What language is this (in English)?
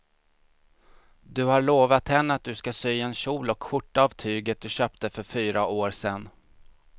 Swedish